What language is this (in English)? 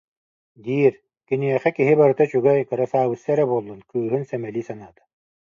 Yakut